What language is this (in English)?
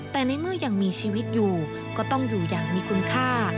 Thai